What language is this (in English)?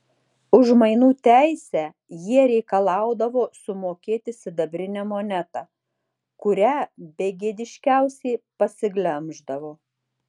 Lithuanian